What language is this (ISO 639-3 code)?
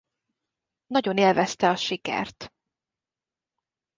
hun